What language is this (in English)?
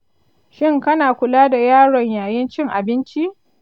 Hausa